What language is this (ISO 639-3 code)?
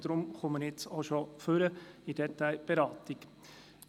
gsw